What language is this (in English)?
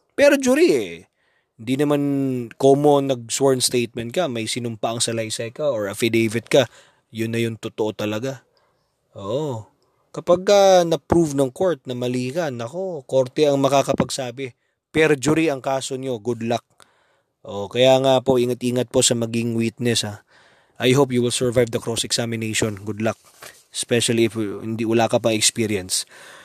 Filipino